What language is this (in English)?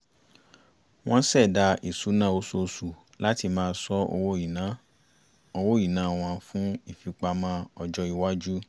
Yoruba